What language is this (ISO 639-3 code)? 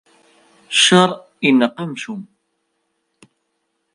kab